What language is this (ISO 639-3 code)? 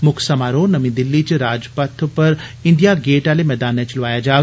doi